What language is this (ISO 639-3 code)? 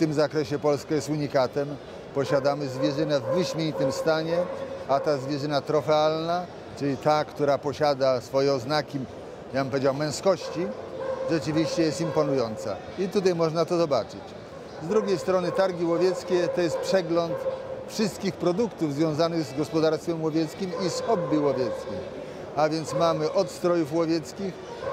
pol